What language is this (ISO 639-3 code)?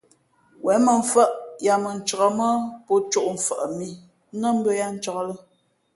fmp